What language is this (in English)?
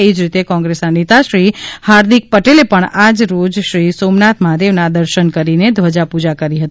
Gujarati